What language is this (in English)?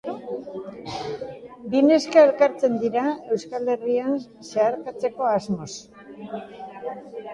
Basque